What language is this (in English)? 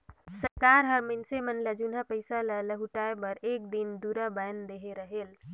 Chhattisgarhi